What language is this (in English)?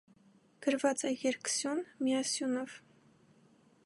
Armenian